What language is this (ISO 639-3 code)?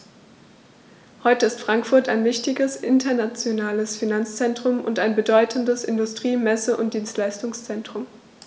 deu